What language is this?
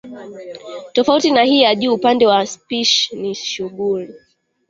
Swahili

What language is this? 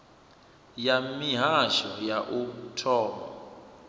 Venda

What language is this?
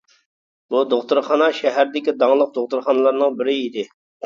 Uyghur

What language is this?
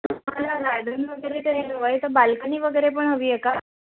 Marathi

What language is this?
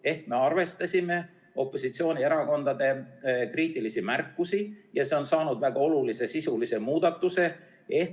Estonian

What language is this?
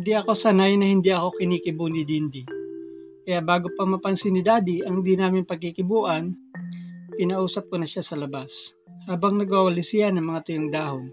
Filipino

